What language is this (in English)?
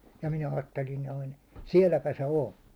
Finnish